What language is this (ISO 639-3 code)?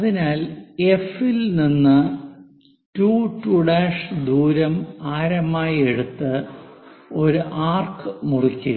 mal